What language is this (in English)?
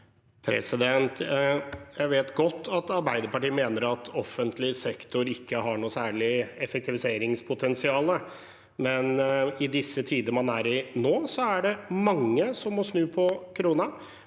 Norwegian